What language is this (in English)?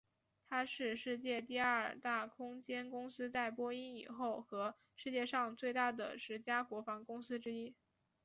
Chinese